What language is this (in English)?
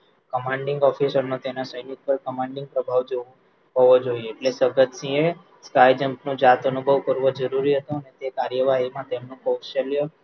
Gujarati